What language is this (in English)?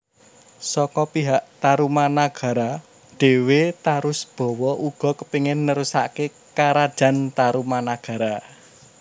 Javanese